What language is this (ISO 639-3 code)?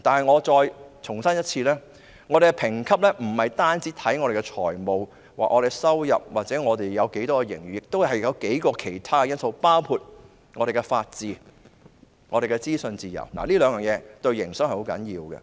yue